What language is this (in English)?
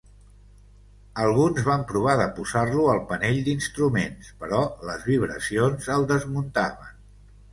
Catalan